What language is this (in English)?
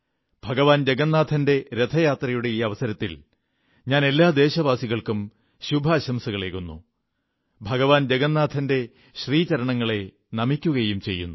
Malayalam